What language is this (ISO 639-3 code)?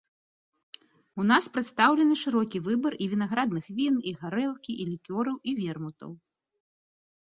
bel